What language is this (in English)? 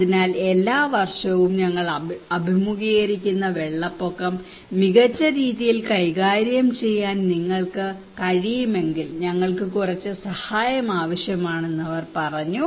Malayalam